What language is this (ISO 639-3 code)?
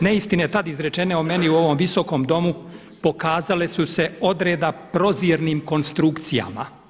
hrv